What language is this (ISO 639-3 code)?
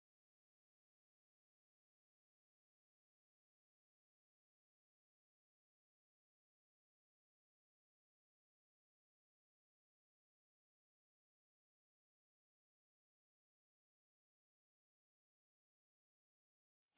ind